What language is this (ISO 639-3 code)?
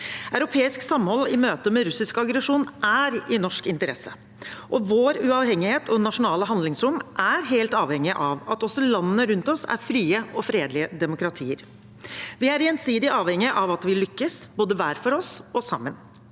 nor